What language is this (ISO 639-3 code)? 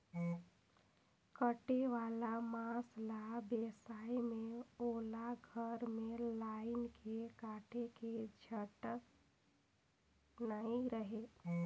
hne